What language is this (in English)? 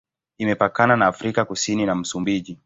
Swahili